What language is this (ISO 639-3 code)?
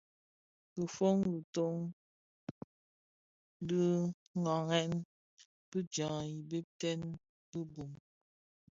ksf